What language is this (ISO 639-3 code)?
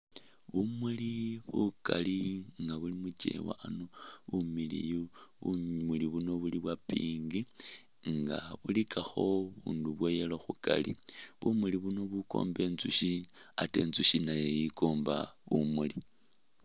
myx